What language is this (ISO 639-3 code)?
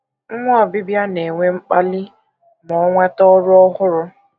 ibo